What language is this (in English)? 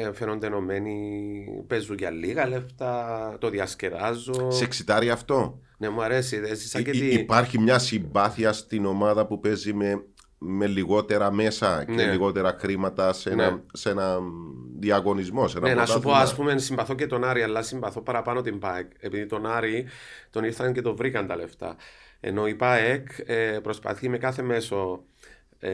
Greek